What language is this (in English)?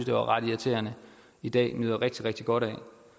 Danish